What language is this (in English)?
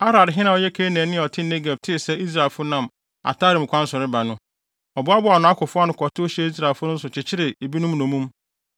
Akan